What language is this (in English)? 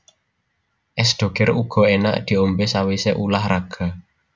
Javanese